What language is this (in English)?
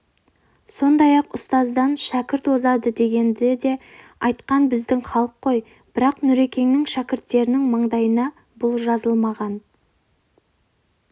Kazakh